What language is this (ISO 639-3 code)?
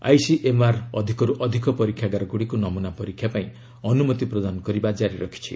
ori